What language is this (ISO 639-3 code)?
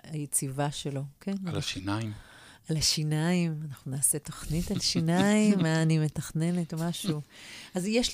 heb